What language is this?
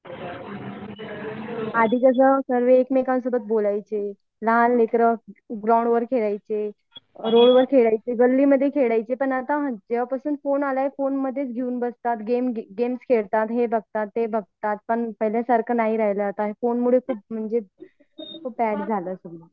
Marathi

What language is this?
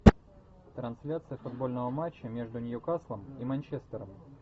Russian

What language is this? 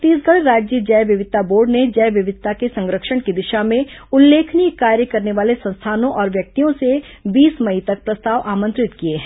Hindi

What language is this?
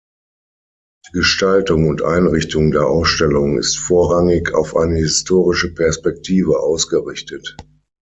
German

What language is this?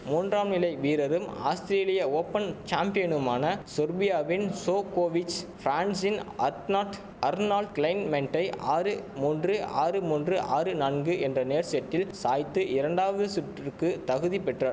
Tamil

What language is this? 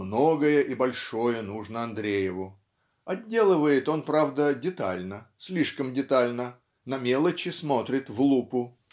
Russian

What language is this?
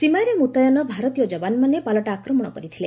Odia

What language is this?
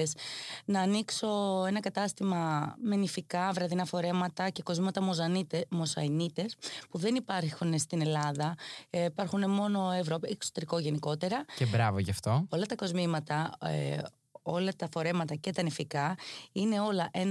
Greek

